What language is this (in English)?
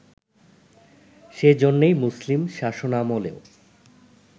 Bangla